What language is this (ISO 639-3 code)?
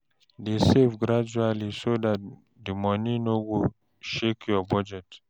pcm